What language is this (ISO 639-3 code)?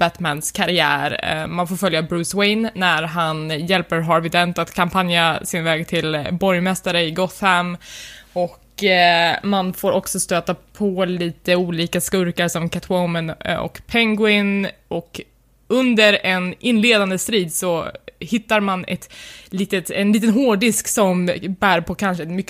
swe